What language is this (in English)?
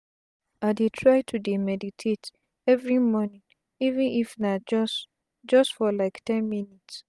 Nigerian Pidgin